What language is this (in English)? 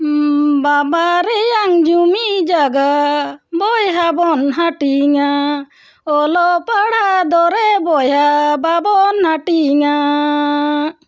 Santali